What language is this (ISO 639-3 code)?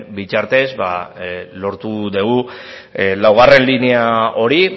eus